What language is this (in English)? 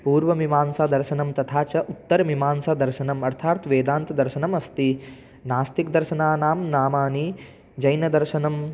Sanskrit